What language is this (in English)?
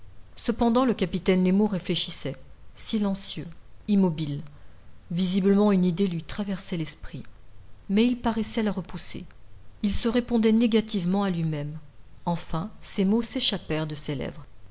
French